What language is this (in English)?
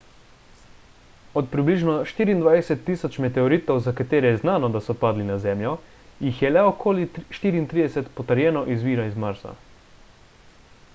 Slovenian